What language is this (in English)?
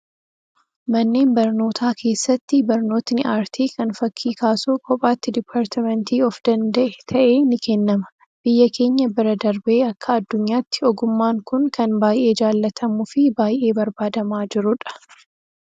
Oromo